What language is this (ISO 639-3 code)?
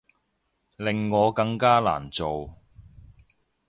yue